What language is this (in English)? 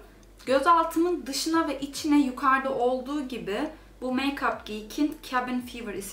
Turkish